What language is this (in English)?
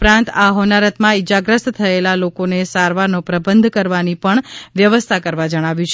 Gujarati